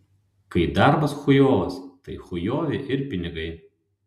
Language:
Lithuanian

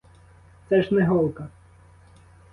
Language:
Ukrainian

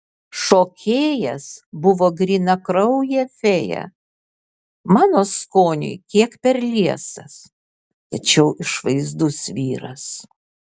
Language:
Lithuanian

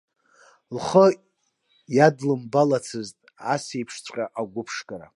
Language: Abkhazian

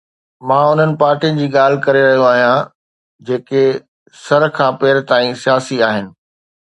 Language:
Sindhi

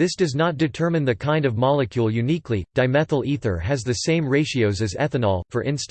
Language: English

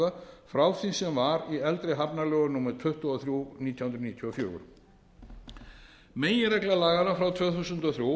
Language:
Icelandic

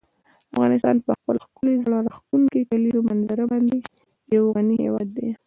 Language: Pashto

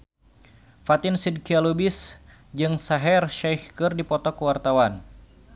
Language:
Sundanese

